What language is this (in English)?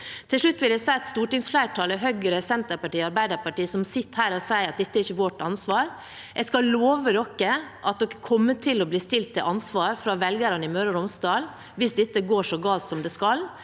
Norwegian